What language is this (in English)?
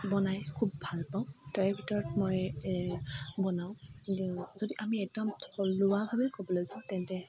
Assamese